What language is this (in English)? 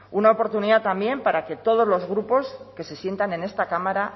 Spanish